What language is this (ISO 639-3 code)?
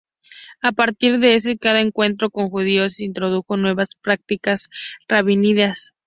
spa